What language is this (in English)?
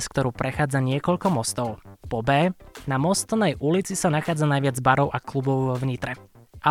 Slovak